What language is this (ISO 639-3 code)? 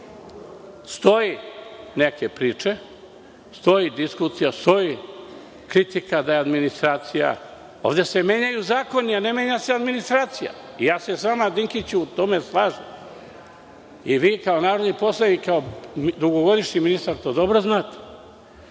srp